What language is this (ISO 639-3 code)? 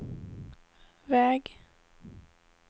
swe